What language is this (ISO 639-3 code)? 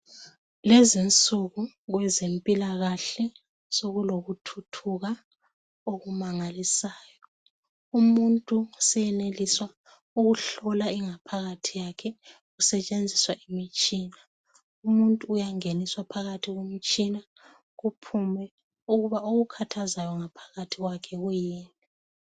nde